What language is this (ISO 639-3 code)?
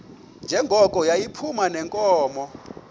xho